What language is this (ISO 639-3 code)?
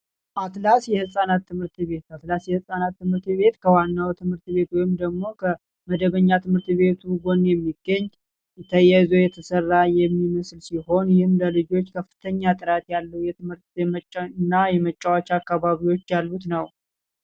amh